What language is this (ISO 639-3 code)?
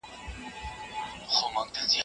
pus